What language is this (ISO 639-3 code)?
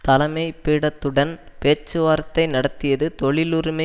tam